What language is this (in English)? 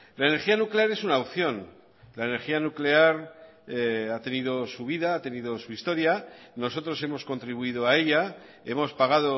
Spanish